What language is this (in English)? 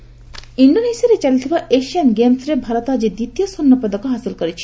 Odia